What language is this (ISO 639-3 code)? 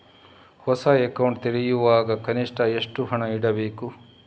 kan